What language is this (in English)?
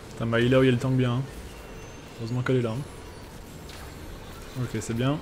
French